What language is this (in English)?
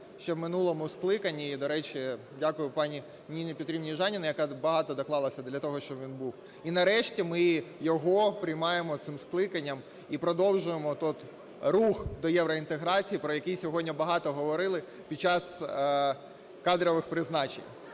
Ukrainian